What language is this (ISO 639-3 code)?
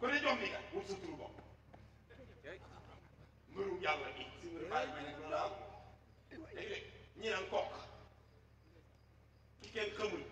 fra